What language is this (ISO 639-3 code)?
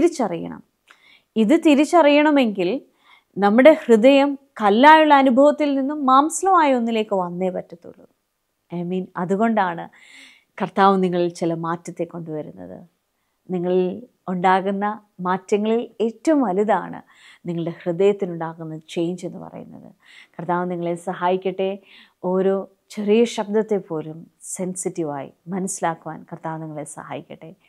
mal